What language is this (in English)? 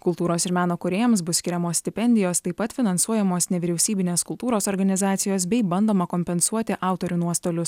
Lithuanian